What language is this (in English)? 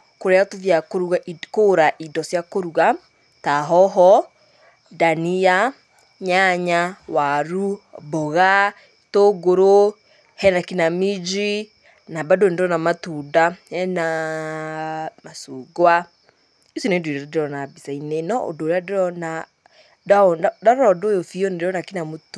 Kikuyu